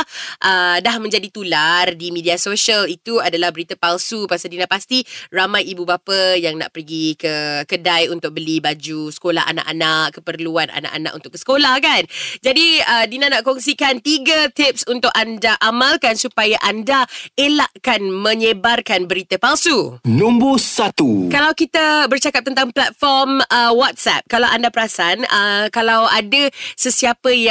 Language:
Malay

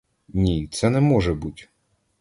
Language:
Ukrainian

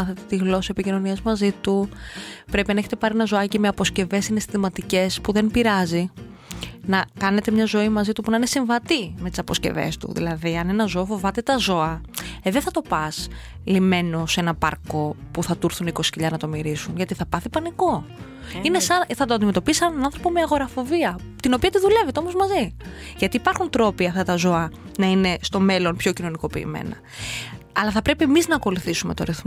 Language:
Greek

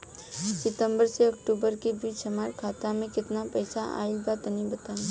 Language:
Bhojpuri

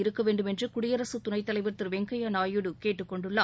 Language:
Tamil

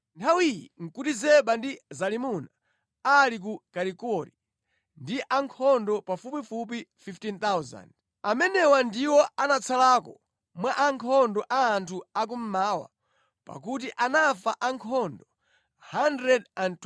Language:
Nyanja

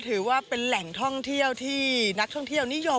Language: Thai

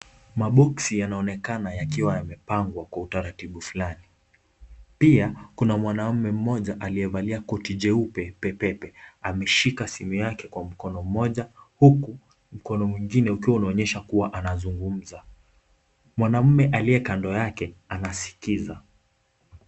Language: Swahili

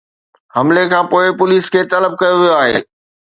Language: Sindhi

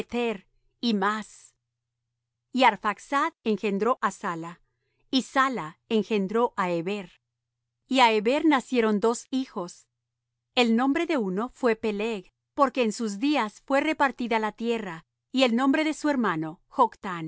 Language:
Spanish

